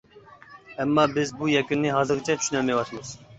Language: Uyghur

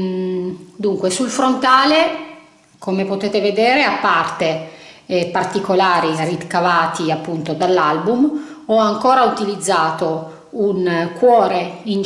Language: Italian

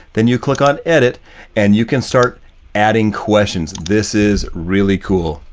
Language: English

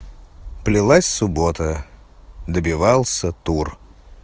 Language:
Russian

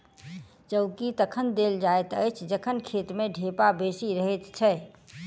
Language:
Maithili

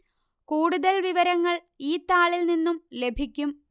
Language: Malayalam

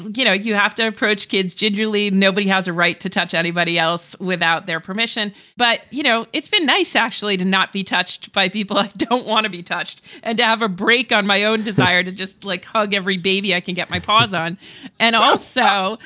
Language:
English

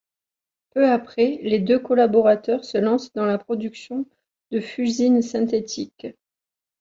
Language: French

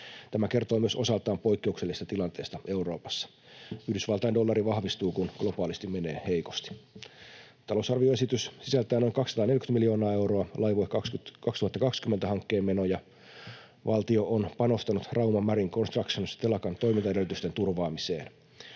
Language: Finnish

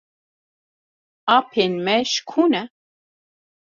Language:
Kurdish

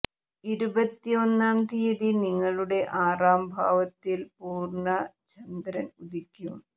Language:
Malayalam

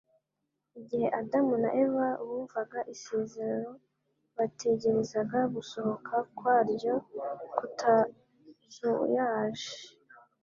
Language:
Kinyarwanda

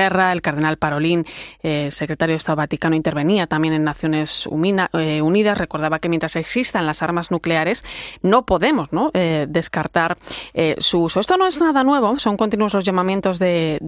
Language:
Spanish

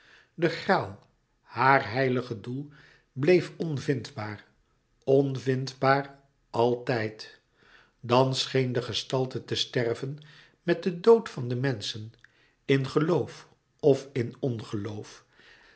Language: Dutch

